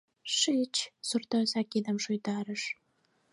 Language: Mari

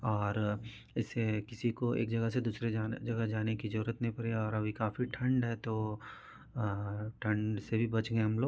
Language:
Hindi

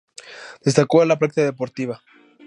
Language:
Spanish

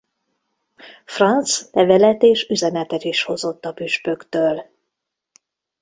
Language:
Hungarian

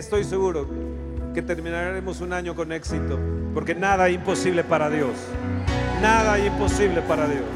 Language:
Spanish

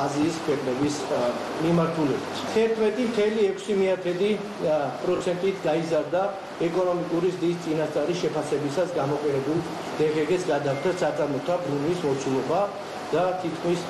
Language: Romanian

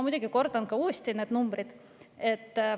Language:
Estonian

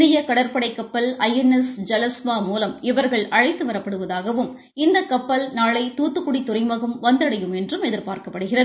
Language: Tamil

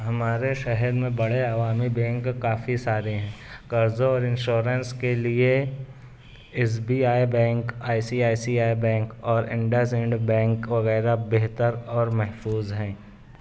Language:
Urdu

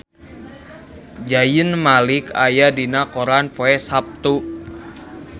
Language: Sundanese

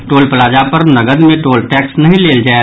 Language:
Maithili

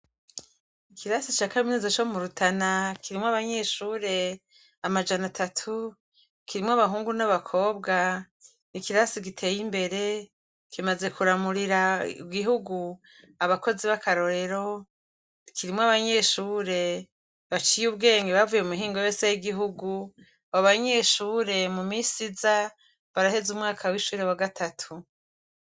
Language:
Rundi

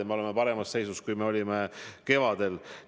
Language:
Estonian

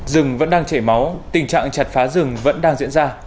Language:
Vietnamese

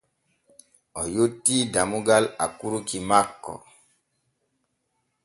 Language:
Borgu Fulfulde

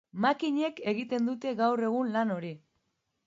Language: Basque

